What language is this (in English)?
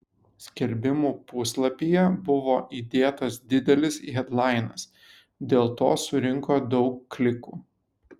Lithuanian